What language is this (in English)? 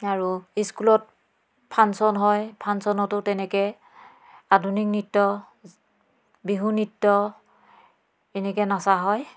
Assamese